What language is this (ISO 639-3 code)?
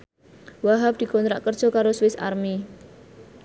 jav